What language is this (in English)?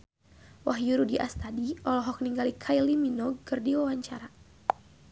Sundanese